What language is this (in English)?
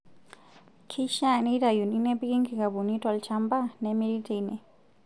Masai